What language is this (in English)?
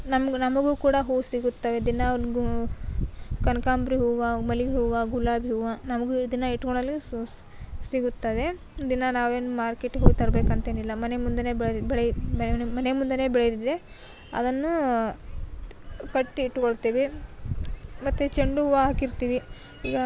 Kannada